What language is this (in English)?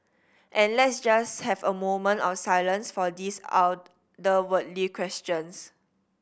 English